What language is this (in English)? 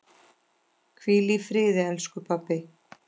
Icelandic